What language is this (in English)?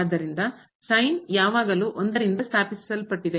Kannada